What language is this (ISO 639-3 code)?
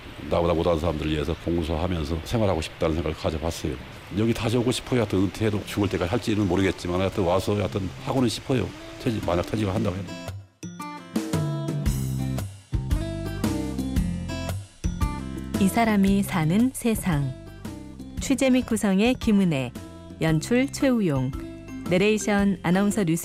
kor